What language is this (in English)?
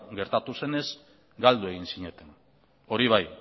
Basque